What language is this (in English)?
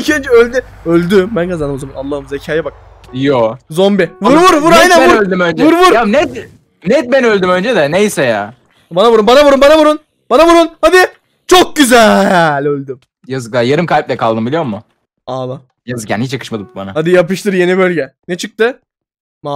Turkish